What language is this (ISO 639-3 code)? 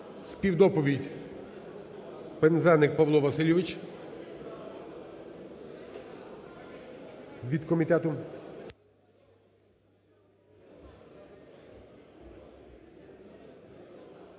ukr